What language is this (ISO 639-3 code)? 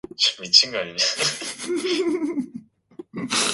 kor